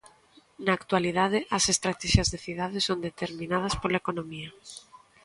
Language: Galician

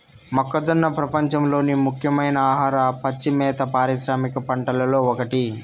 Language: Telugu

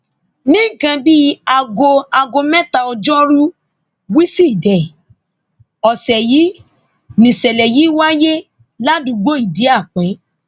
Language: Yoruba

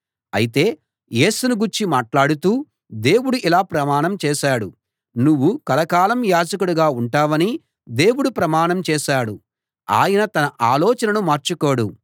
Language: Telugu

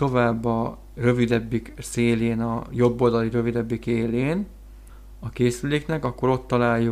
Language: Hungarian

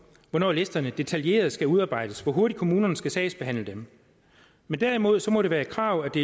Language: Danish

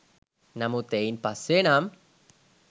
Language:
Sinhala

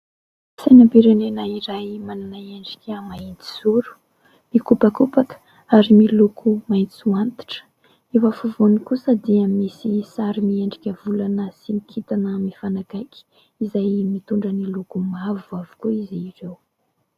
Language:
Malagasy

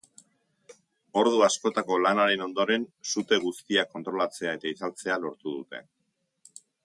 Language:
Basque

